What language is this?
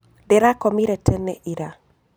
Kikuyu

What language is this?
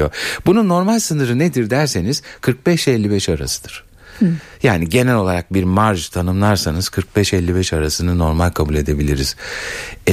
Turkish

